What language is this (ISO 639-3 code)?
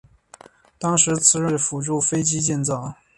zho